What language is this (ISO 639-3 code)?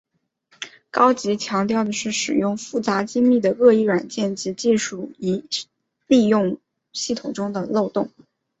zho